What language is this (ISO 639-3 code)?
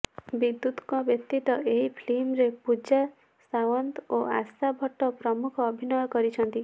ori